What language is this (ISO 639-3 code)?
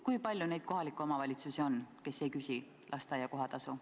est